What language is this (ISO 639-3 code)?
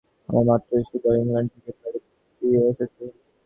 ben